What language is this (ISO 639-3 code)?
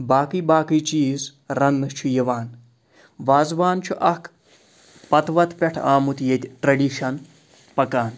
kas